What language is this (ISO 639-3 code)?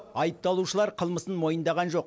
kaz